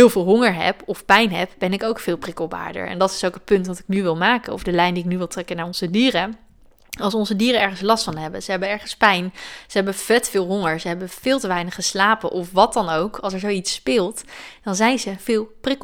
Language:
Dutch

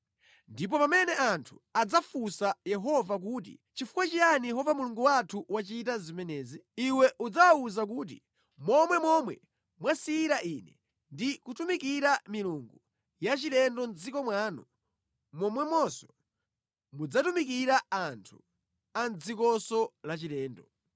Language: Nyanja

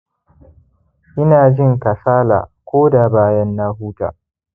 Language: Hausa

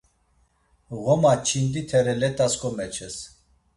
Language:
Laz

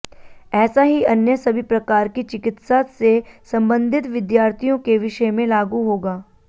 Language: Hindi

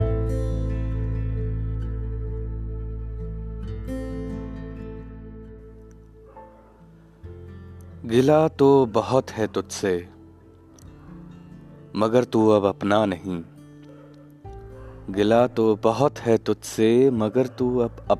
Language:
Hindi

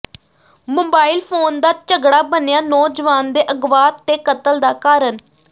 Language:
Punjabi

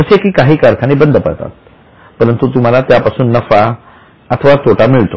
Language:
Marathi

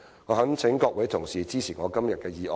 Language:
Cantonese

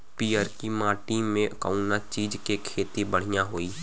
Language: Bhojpuri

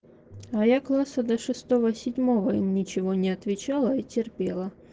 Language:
Russian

